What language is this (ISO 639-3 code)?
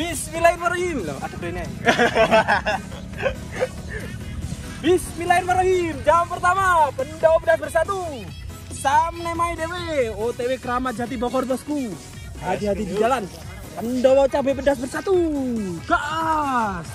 ind